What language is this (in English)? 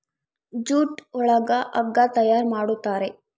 Kannada